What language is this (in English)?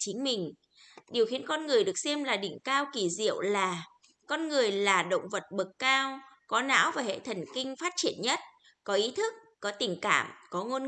Vietnamese